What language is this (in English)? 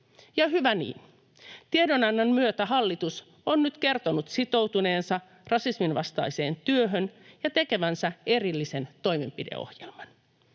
Finnish